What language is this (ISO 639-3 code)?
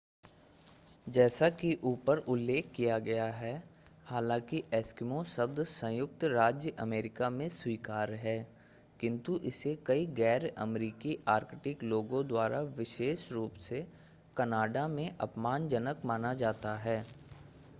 hin